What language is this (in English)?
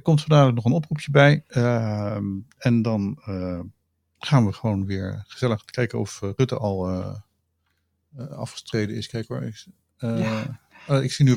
Dutch